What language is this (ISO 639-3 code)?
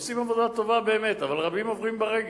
heb